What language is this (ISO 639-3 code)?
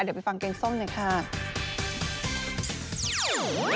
tha